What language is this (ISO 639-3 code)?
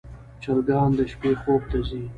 pus